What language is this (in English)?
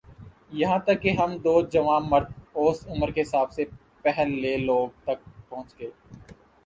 Urdu